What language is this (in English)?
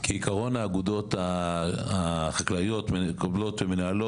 Hebrew